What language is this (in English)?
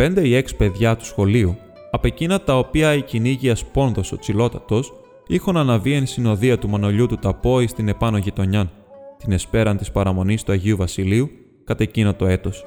Greek